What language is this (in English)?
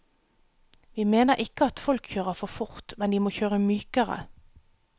Norwegian